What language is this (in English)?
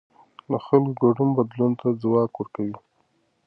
Pashto